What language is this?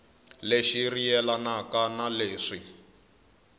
Tsonga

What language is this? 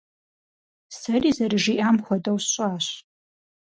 Kabardian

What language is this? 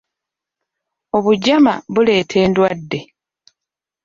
Ganda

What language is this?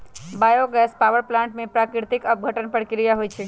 Magahi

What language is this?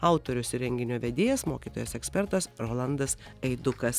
Lithuanian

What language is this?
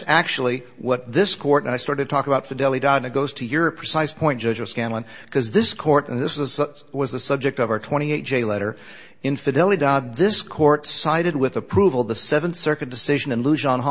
English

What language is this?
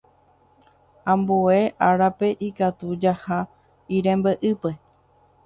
Guarani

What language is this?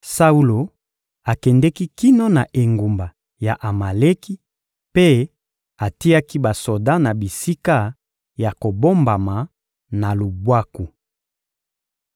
Lingala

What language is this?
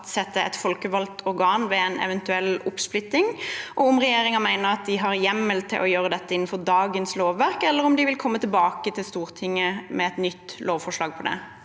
Norwegian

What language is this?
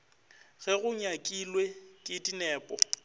Northern Sotho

